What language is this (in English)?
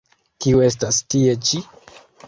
Esperanto